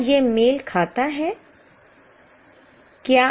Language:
Hindi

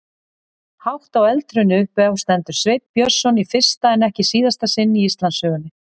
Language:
Icelandic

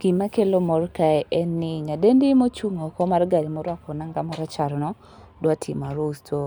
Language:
Luo (Kenya and Tanzania)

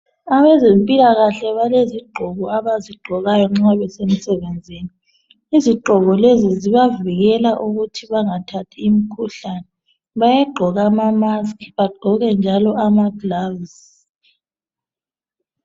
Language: North Ndebele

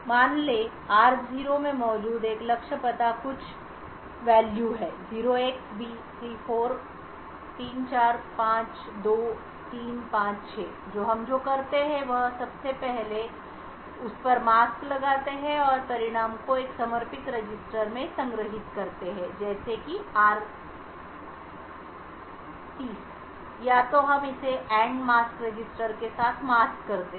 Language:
Hindi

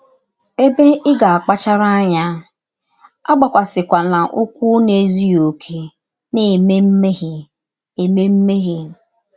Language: Igbo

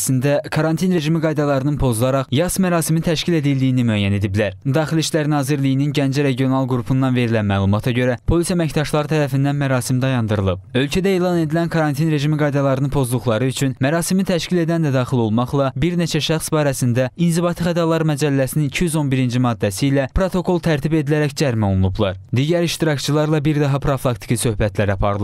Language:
Turkish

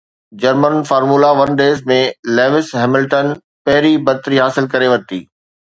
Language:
Sindhi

